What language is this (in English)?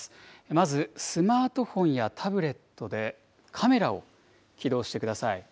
Japanese